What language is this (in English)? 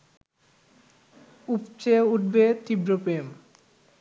Bangla